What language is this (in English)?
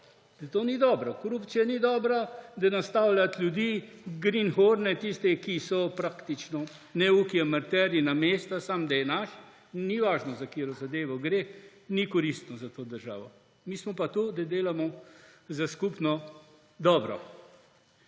Slovenian